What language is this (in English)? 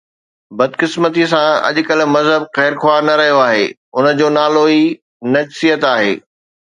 Sindhi